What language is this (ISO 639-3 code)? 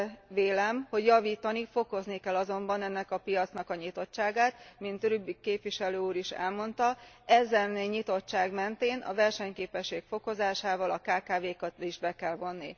hun